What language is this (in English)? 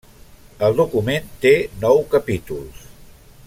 Catalan